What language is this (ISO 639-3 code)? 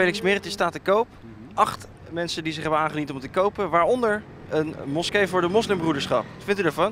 nld